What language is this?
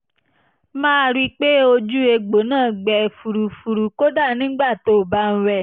Yoruba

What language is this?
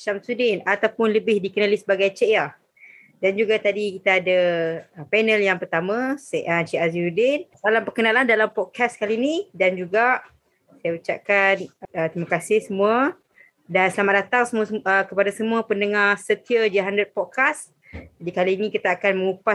Malay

